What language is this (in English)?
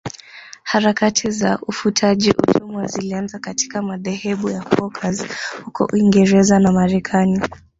Swahili